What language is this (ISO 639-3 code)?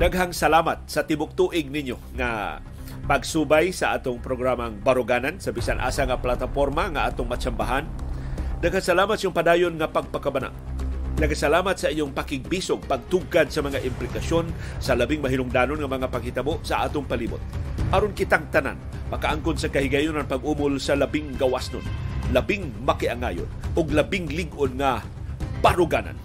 fil